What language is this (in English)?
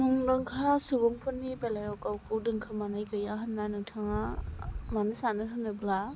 Bodo